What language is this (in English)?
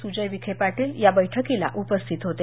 Marathi